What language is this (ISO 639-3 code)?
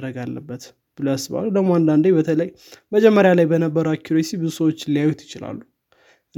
amh